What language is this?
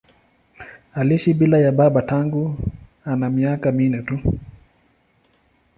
Swahili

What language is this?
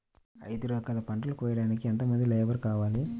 Telugu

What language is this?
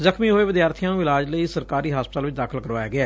Punjabi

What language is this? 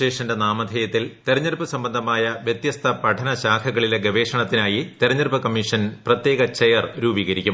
Malayalam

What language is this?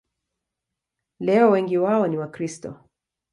Swahili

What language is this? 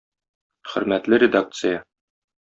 Tatar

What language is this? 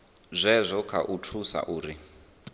Venda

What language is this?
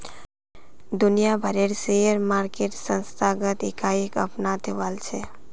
Magahi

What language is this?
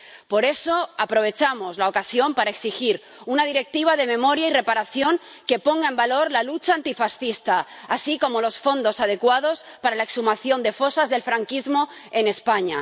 Spanish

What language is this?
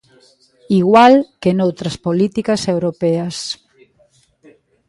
Galician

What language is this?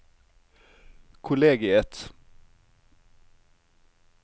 Norwegian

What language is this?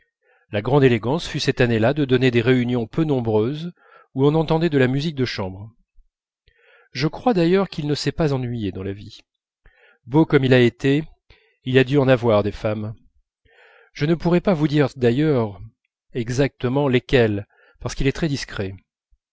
French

